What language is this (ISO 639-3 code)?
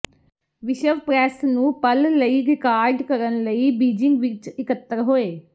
pan